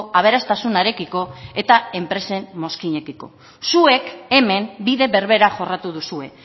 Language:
Basque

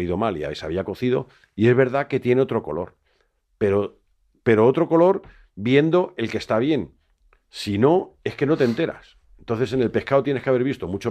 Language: Spanish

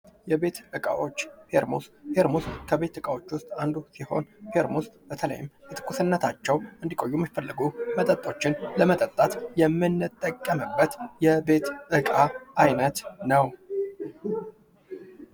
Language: Amharic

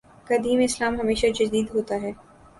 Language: Urdu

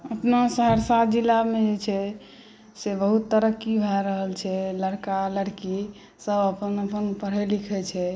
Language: Maithili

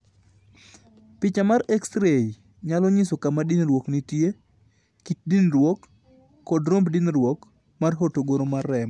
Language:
Luo (Kenya and Tanzania)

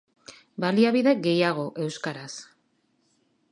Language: Basque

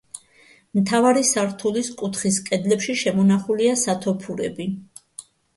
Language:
Georgian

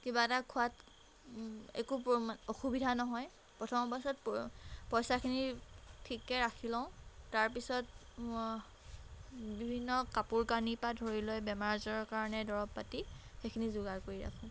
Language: Assamese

